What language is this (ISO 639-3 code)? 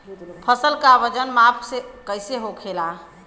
bho